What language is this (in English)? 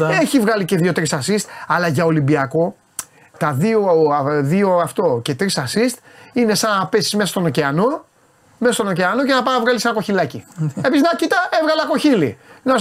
Greek